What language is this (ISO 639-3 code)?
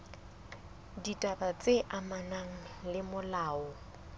sot